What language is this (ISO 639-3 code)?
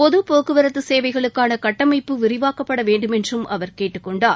tam